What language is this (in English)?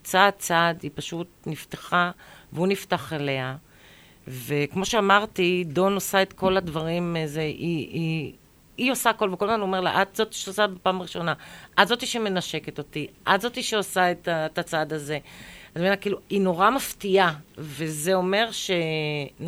Hebrew